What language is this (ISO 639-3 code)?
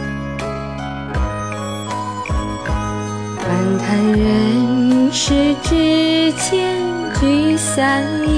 zho